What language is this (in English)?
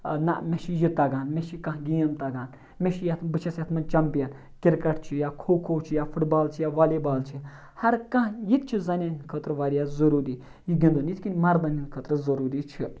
Kashmiri